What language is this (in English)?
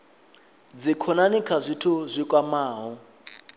Venda